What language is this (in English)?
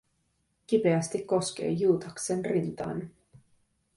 Finnish